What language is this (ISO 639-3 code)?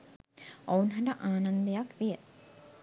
sin